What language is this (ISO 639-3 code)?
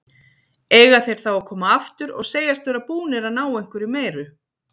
isl